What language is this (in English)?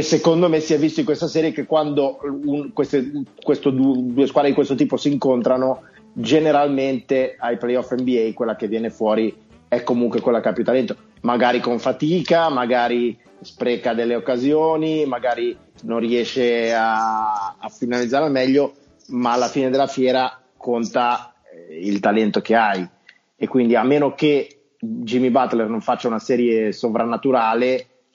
Italian